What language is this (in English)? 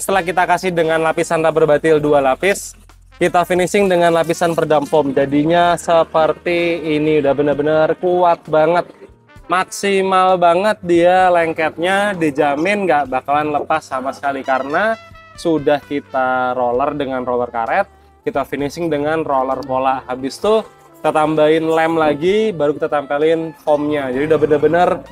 Indonesian